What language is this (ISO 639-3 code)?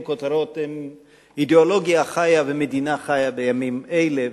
heb